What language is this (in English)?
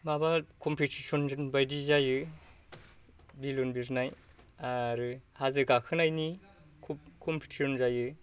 Bodo